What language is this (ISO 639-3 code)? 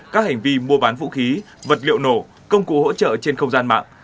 vie